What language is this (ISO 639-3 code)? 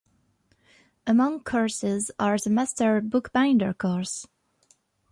eng